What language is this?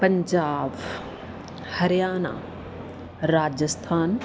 Punjabi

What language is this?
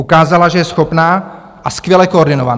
Czech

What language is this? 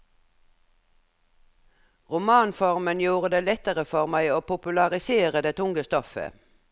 Norwegian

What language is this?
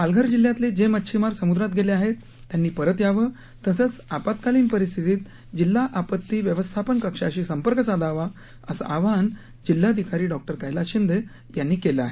Marathi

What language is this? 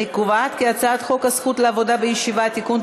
Hebrew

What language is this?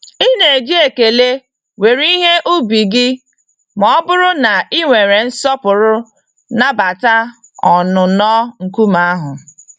Igbo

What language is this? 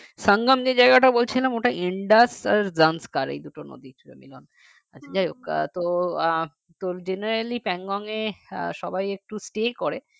Bangla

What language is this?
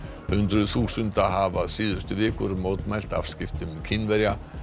Icelandic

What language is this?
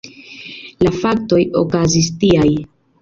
Esperanto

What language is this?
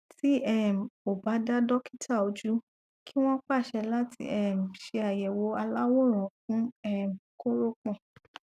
Yoruba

